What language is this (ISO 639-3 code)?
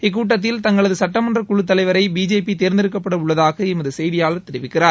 tam